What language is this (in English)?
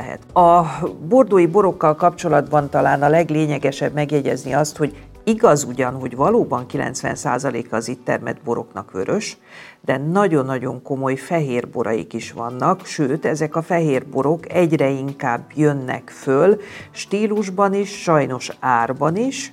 Hungarian